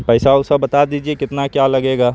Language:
Urdu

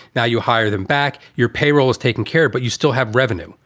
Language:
English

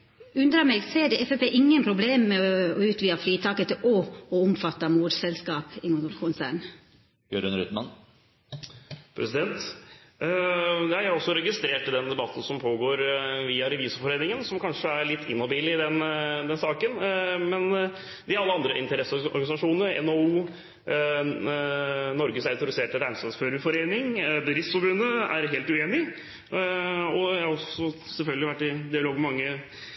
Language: Norwegian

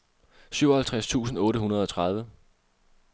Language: Danish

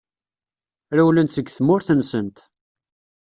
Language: Kabyle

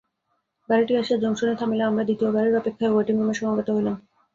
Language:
Bangla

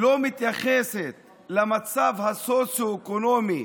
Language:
Hebrew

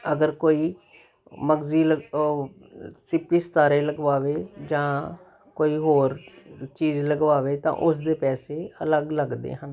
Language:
Punjabi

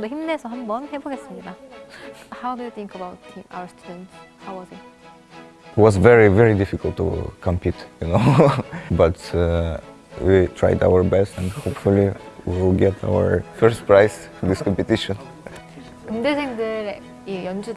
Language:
Korean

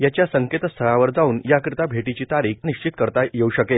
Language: Marathi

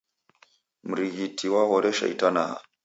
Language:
Taita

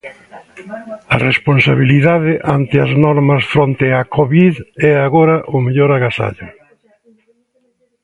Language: Galician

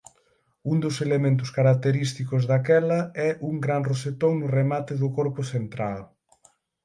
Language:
Galician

